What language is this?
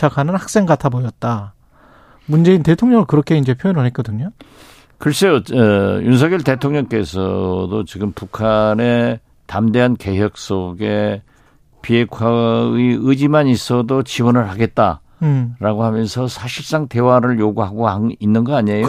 Korean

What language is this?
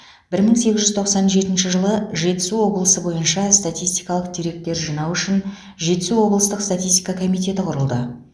Kazakh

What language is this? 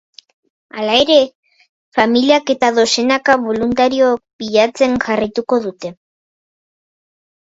Basque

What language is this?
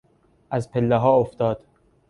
Persian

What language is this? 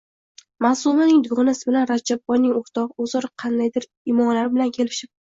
Uzbek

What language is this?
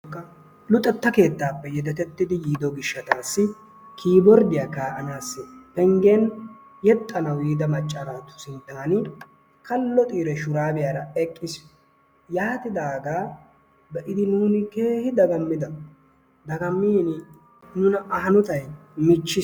Wolaytta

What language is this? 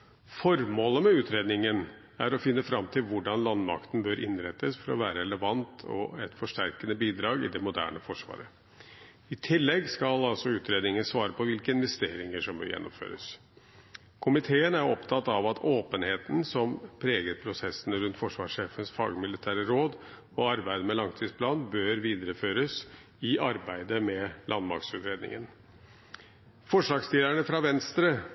Norwegian Bokmål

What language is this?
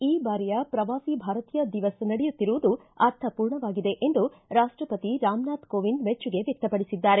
Kannada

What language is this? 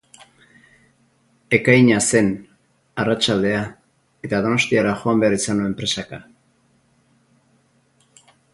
Basque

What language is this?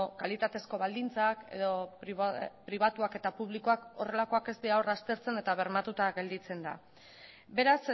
Basque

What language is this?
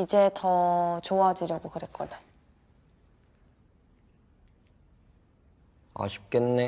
Korean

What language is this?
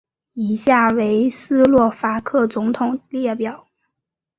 Chinese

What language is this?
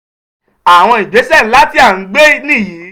Yoruba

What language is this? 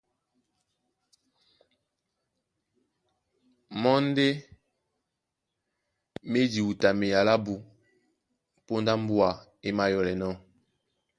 Duala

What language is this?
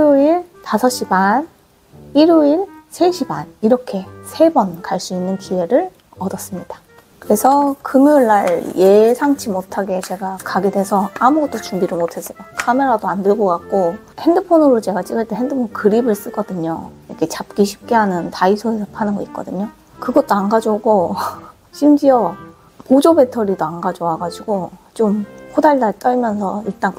Korean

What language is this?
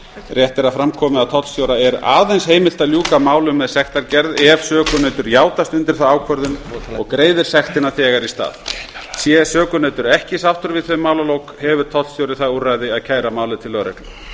Icelandic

